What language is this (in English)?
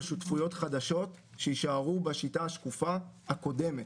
Hebrew